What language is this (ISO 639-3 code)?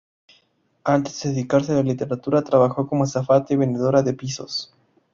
spa